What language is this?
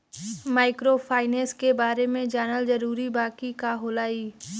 Bhojpuri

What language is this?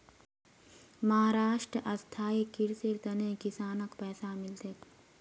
Magahi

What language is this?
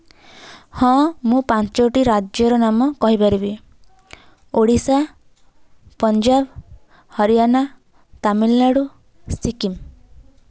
Odia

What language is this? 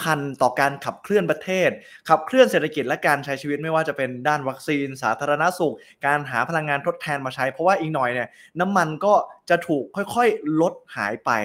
Thai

